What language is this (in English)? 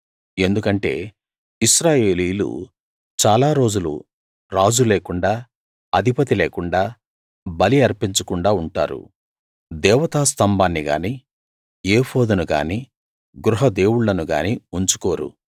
Telugu